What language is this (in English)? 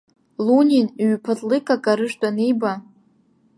Abkhazian